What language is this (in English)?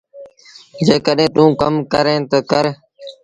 Sindhi Bhil